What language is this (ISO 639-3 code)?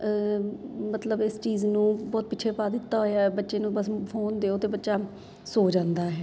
pan